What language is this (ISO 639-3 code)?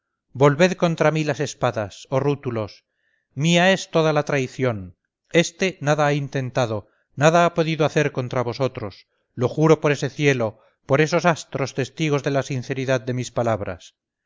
spa